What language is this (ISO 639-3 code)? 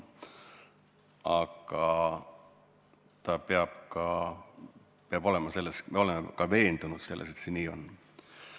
est